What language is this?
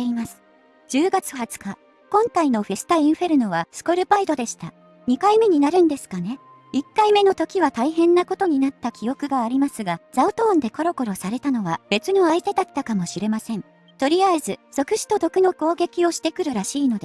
Japanese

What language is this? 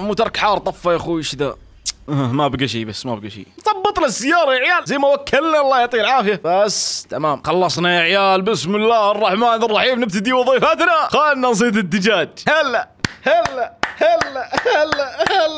Arabic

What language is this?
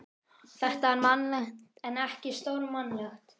Icelandic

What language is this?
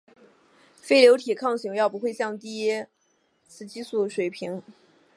Chinese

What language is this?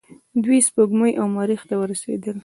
Pashto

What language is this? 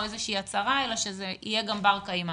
Hebrew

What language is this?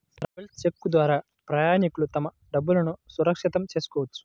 Telugu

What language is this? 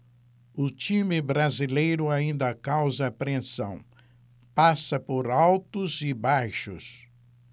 Portuguese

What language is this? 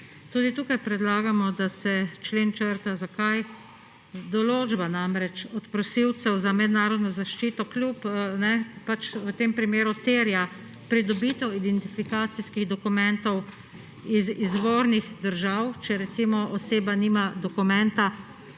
Slovenian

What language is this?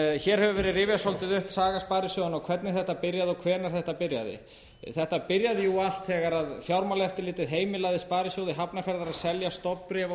Icelandic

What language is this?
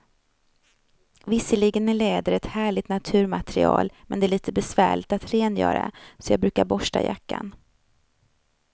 Swedish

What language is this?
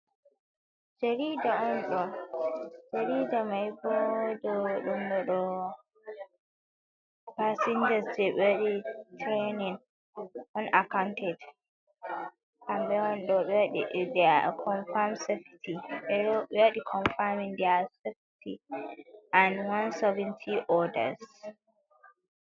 Fula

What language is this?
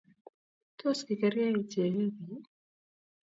Kalenjin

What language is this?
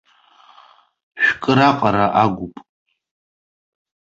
Abkhazian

